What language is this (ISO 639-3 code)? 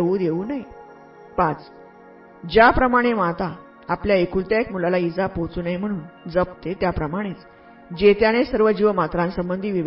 mar